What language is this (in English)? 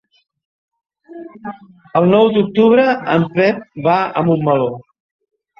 Catalan